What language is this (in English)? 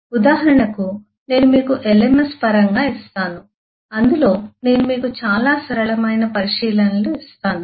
Telugu